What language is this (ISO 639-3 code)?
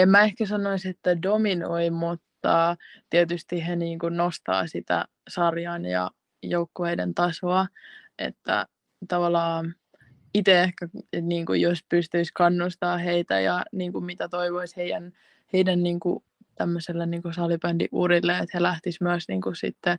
fin